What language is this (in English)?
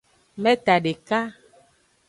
Aja (Benin)